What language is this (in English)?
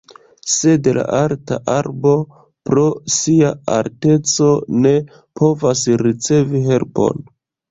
Esperanto